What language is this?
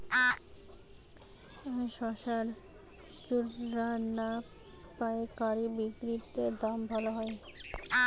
Bangla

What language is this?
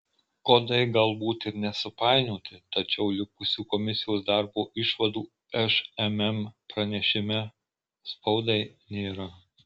Lithuanian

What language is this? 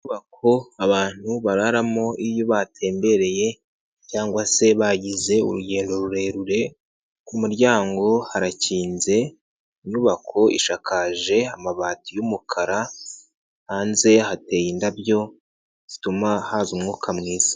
Kinyarwanda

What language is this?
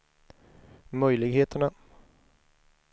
Swedish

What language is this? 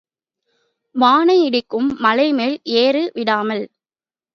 Tamil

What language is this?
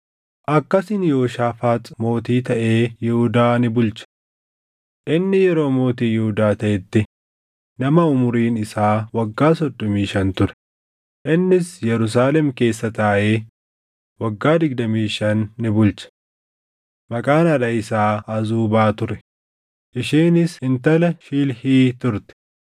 Oromo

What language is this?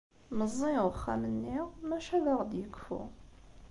Kabyle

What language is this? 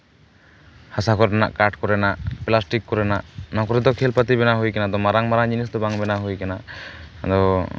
Santali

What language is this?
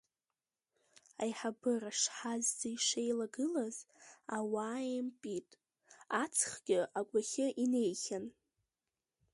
Abkhazian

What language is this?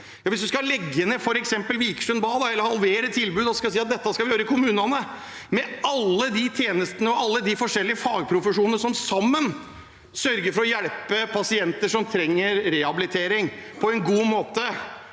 Norwegian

